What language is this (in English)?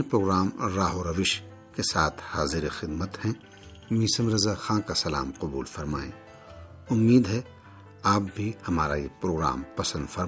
Urdu